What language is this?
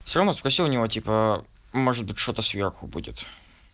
Russian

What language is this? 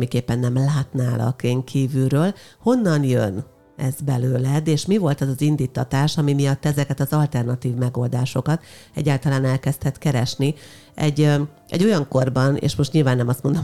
Hungarian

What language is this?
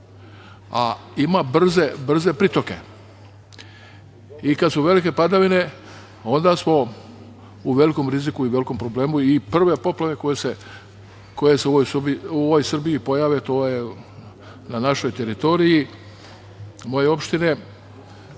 Serbian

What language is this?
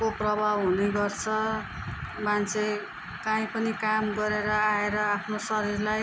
Nepali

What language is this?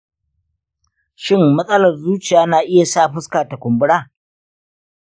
Hausa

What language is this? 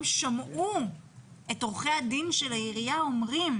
Hebrew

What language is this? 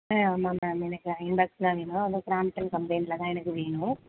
Tamil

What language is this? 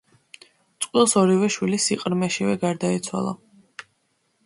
Georgian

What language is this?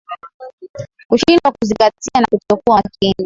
Swahili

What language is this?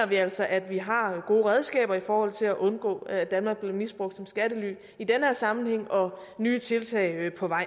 Danish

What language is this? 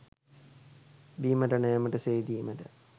Sinhala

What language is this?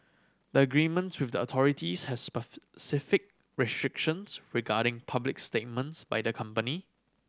English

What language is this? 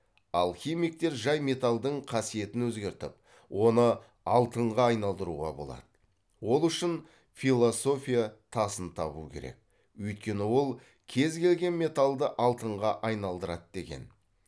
Kazakh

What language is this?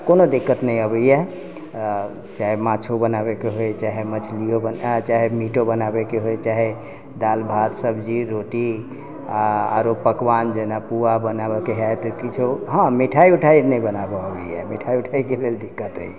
Maithili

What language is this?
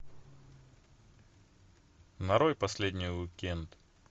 Russian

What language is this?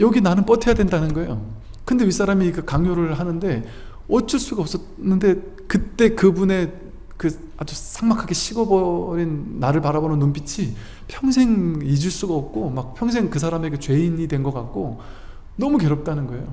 Korean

